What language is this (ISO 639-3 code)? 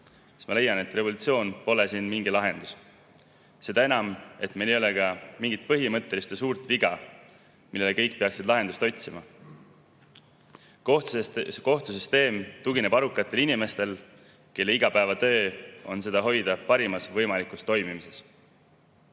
est